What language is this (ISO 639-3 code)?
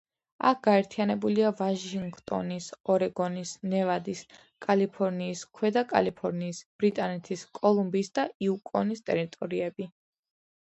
kat